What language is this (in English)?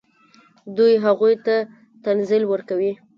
Pashto